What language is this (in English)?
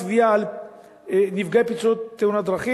Hebrew